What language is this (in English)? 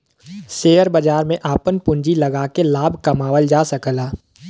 Bhojpuri